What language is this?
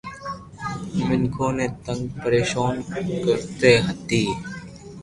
Loarki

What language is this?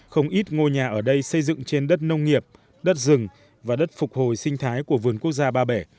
Vietnamese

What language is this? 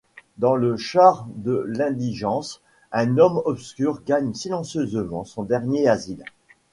French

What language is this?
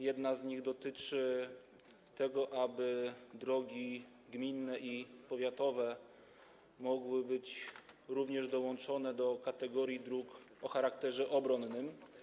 Polish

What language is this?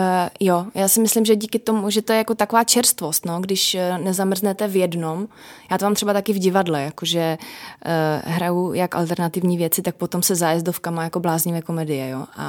Czech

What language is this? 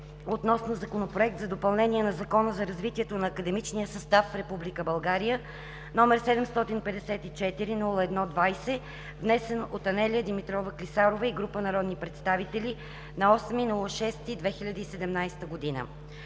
Bulgarian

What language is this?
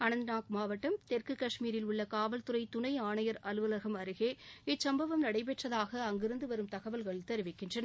Tamil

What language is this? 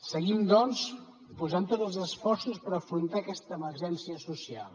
Catalan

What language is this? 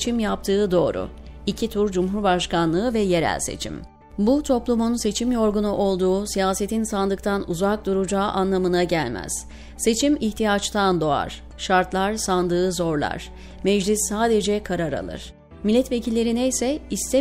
Turkish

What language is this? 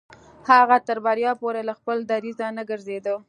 Pashto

